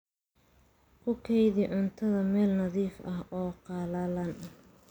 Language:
Somali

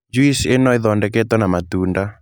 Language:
Kikuyu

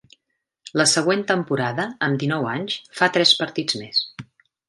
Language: Catalan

